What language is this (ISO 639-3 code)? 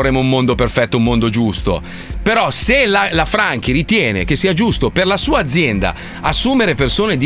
ita